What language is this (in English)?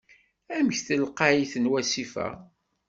Kabyle